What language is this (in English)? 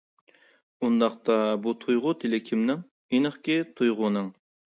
Uyghur